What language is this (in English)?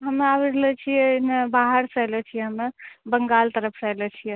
Maithili